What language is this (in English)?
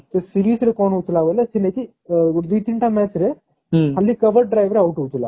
Odia